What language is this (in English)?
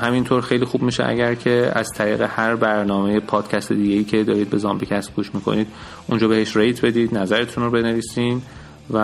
Persian